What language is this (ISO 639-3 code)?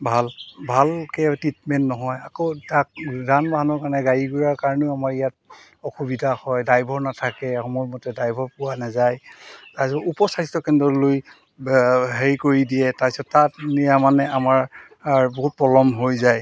asm